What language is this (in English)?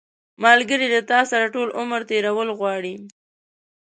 Pashto